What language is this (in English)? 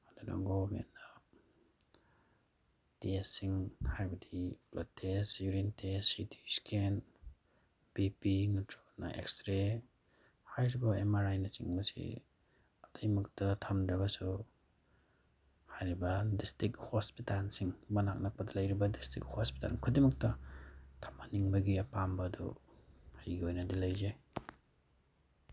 Manipuri